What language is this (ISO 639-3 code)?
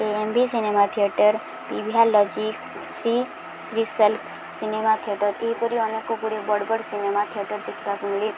ori